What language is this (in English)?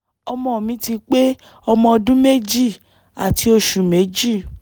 Yoruba